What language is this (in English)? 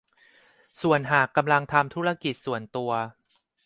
Thai